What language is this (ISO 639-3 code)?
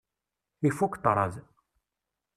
kab